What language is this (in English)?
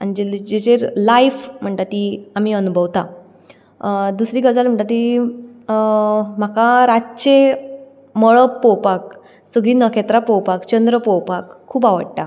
Konkani